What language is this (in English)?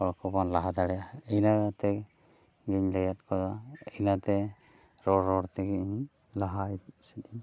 Santali